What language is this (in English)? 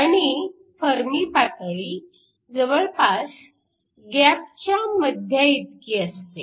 Marathi